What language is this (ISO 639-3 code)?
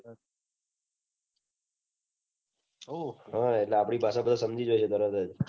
guj